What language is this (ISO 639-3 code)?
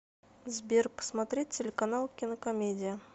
rus